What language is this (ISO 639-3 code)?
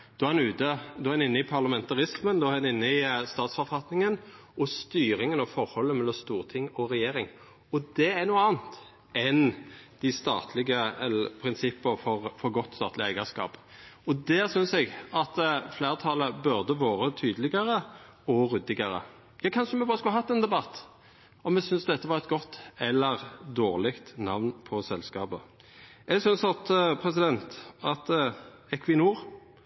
nno